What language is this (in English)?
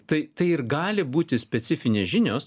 Lithuanian